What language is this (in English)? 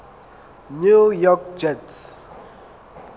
Southern Sotho